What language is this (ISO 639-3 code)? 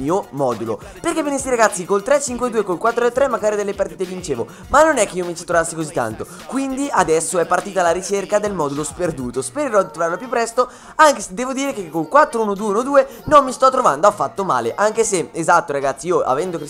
ita